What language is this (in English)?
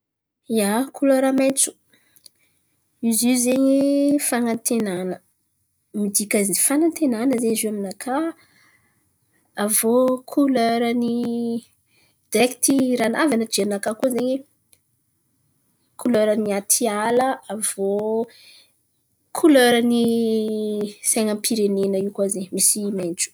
Antankarana Malagasy